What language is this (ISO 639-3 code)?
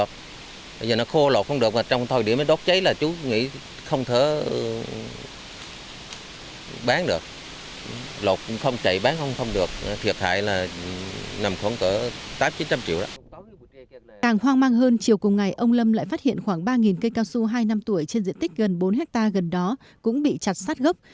vie